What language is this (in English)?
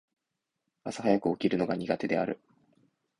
Japanese